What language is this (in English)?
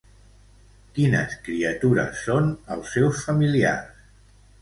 Catalan